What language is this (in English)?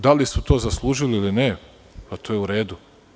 Serbian